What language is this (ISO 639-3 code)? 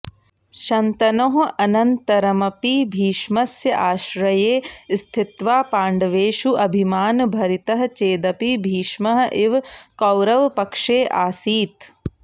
san